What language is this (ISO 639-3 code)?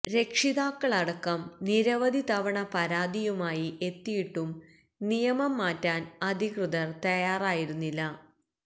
mal